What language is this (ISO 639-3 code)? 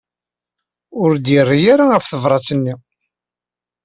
kab